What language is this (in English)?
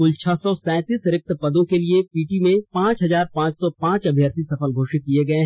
Hindi